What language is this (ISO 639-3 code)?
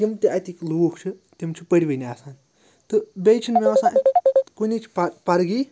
kas